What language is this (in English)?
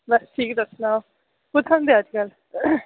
Dogri